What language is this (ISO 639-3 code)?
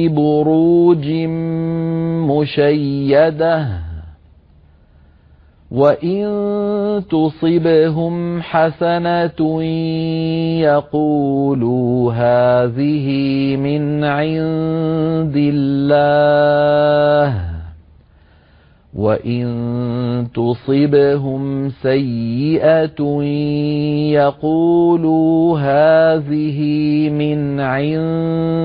ara